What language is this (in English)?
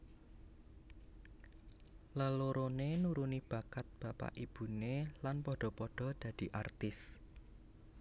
Javanese